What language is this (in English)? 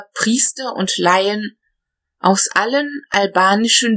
German